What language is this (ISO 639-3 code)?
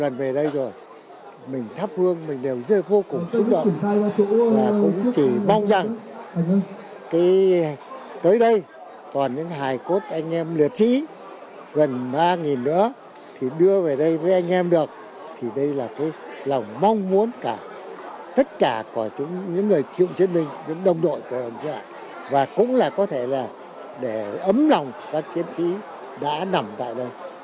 vie